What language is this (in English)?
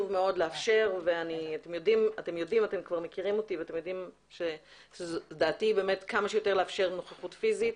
Hebrew